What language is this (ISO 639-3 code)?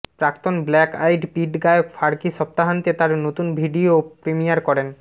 ben